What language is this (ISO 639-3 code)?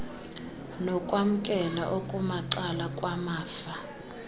xho